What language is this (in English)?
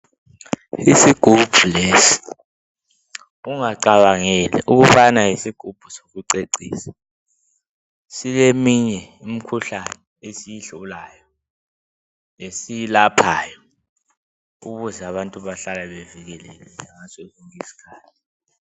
North Ndebele